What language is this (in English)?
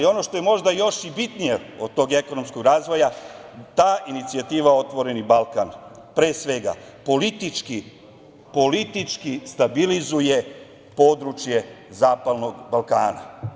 Serbian